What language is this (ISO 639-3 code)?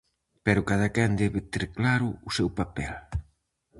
glg